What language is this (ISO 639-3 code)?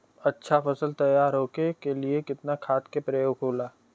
bho